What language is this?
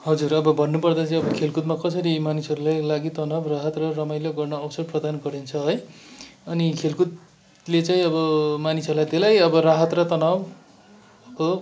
Nepali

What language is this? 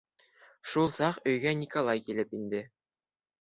Bashkir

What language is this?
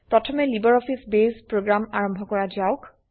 Assamese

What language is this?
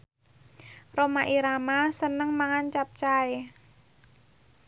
Javanese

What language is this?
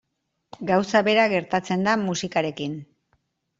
Basque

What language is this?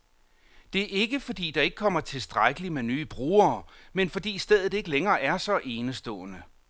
Danish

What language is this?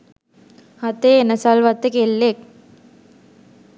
Sinhala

